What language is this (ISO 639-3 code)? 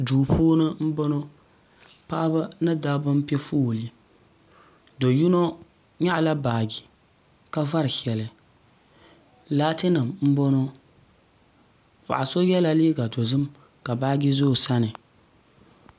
dag